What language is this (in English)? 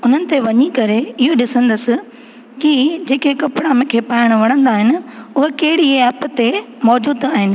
Sindhi